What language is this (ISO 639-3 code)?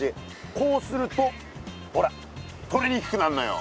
jpn